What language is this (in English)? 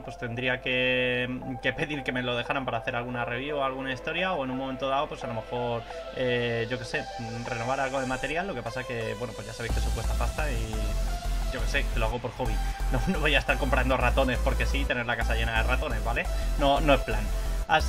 Spanish